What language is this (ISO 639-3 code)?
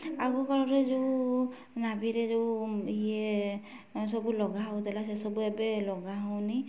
ori